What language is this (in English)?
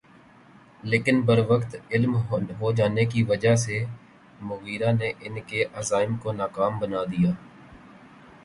Urdu